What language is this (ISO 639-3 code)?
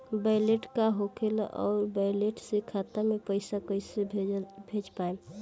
bho